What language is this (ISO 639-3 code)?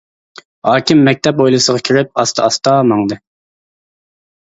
uig